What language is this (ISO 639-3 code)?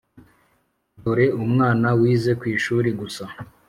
kin